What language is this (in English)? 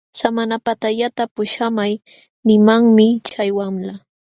Jauja Wanca Quechua